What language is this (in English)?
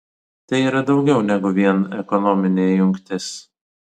Lithuanian